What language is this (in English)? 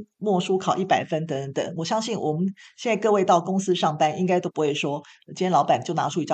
Chinese